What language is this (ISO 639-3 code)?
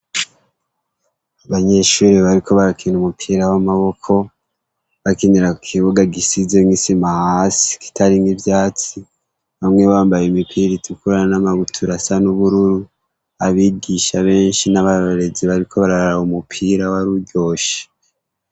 run